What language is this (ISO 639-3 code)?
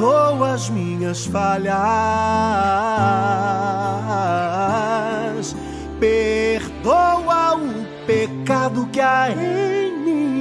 por